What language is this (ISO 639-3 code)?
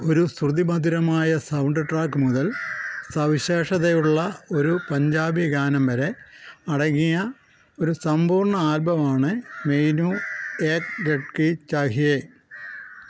mal